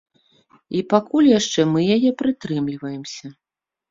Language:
Belarusian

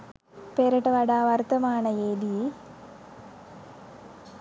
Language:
Sinhala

